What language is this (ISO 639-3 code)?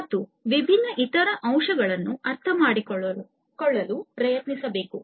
kan